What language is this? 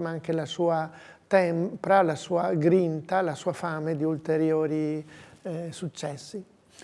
Italian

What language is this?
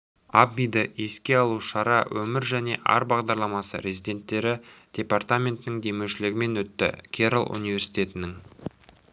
Kazakh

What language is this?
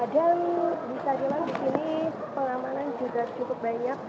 Indonesian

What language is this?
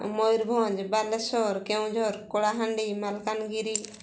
Odia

